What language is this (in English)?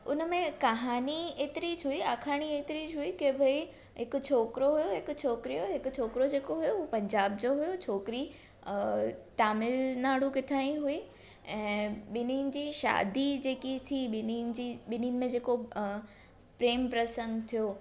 Sindhi